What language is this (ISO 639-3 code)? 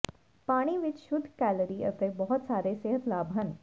pan